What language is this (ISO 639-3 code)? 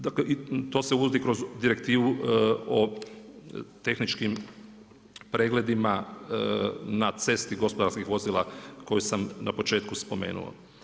hrv